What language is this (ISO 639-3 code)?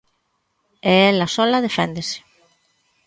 glg